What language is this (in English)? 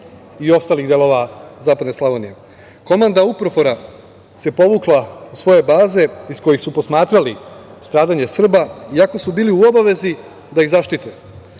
Serbian